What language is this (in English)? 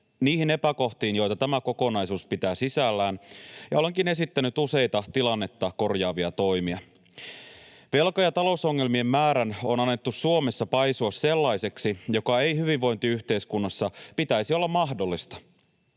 Finnish